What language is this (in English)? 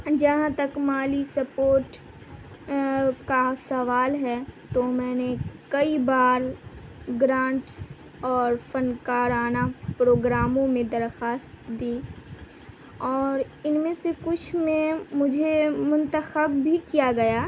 Urdu